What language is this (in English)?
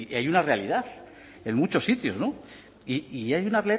Spanish